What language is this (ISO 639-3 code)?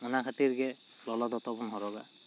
sat